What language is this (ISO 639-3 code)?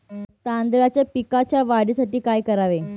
mar